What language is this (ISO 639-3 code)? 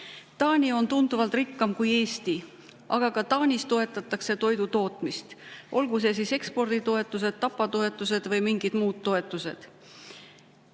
est